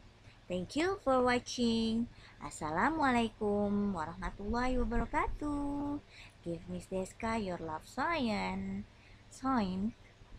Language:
Indonesian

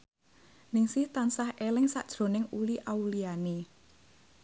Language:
Javanese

